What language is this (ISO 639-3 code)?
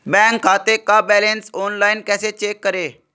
hin